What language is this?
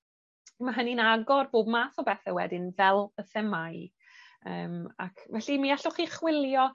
Welsh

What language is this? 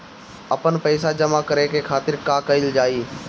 Bhojpuri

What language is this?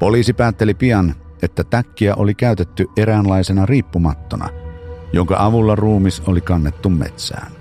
Finnish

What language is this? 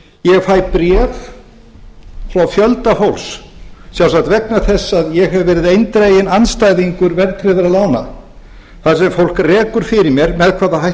Icelandic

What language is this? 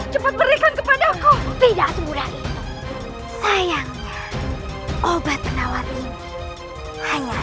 Indonesian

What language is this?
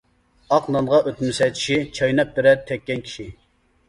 Uyghur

